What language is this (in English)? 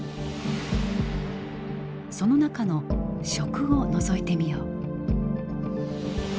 Japanese